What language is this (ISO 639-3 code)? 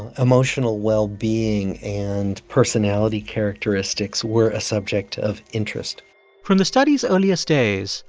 eng